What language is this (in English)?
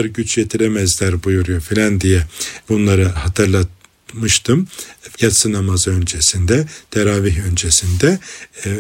Turkish